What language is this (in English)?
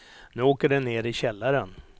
Swedish